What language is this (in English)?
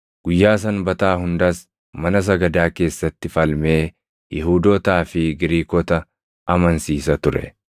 Oromo